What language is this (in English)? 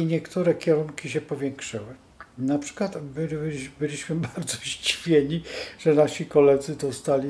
Polish